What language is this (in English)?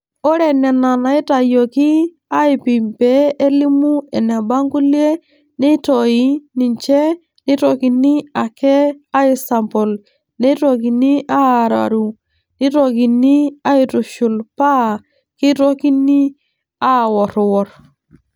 Masai